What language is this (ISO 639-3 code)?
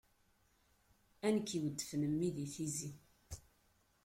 kab